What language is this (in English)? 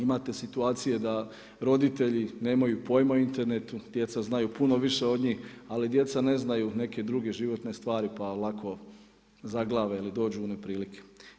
Croatian